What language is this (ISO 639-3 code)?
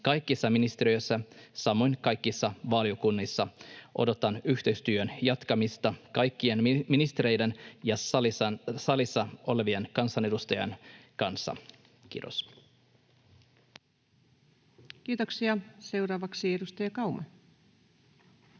fin